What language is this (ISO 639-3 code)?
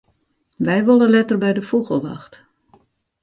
fry